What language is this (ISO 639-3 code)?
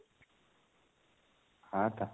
ori